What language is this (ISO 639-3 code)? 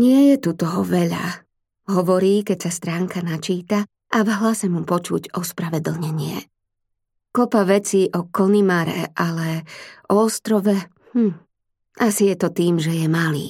slk